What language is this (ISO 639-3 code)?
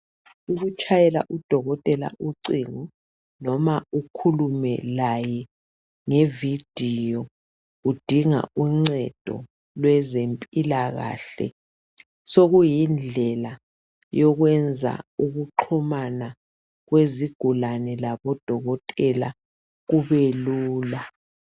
nde